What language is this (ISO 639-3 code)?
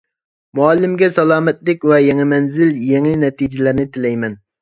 uig